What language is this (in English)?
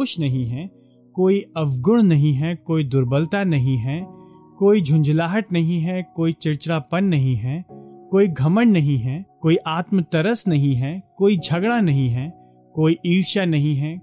Hindi